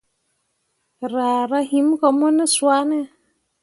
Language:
Mundang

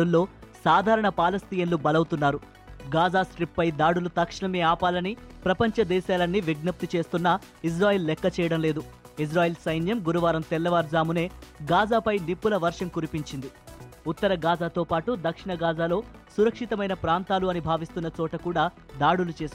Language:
Telugu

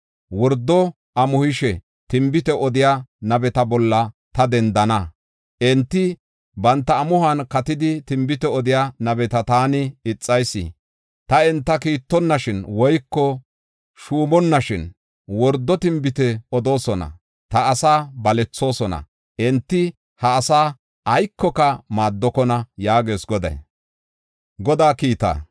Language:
Gofa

